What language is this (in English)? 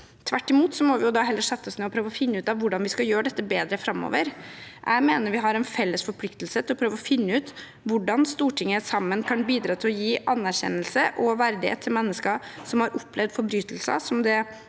Norwegian